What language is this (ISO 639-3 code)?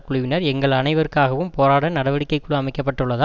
tam